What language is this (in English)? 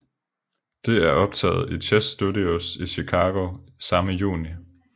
Danish